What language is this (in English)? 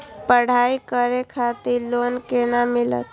Maithili